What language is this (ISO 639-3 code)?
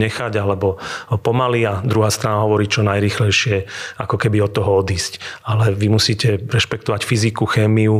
slk